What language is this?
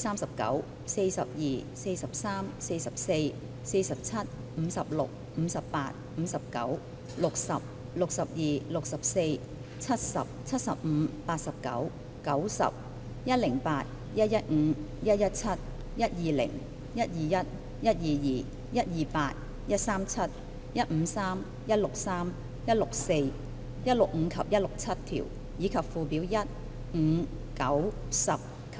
Cantonese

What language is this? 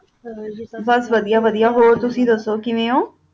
Punjabi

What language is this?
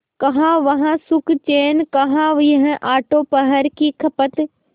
Hindi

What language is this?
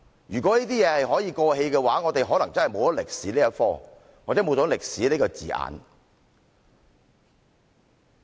Cantonese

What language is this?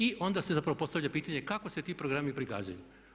Croatian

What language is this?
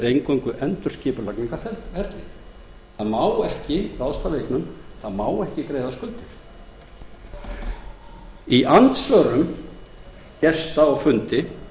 Icelandic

